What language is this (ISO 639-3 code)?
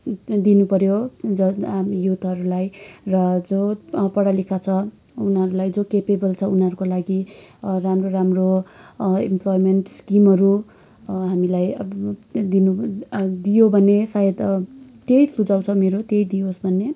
nep